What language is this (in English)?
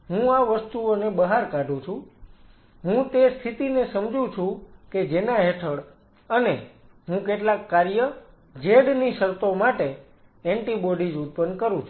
Gujarati